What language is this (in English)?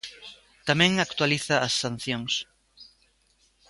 Galician